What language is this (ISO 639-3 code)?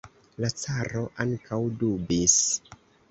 epo